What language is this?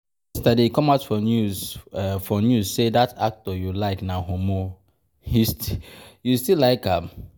Nigerian Pidgin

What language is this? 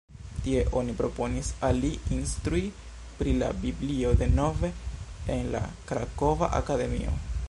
Esperanto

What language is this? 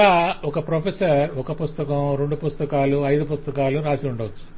Telugu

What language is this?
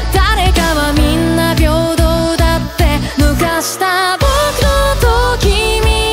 Japanese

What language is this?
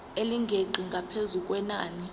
Zulu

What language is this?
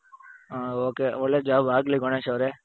Kannada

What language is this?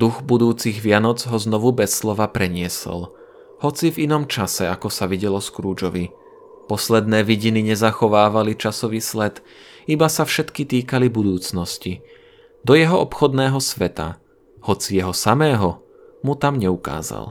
Slovak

